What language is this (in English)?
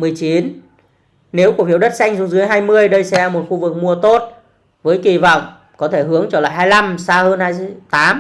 Vietnamese